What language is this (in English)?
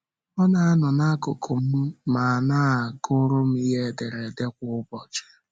Igbo